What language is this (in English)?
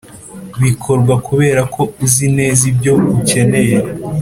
Kinyarwanda